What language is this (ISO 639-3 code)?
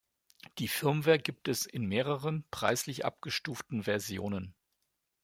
deu